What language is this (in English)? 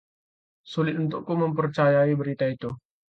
Indonesian